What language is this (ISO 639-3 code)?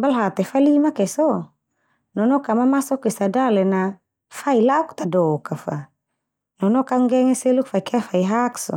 twu